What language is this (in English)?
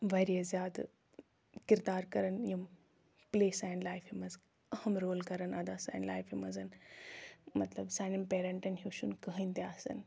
Kashmiri